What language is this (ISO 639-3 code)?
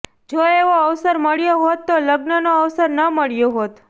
guj